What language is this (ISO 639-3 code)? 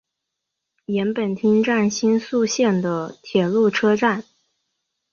zho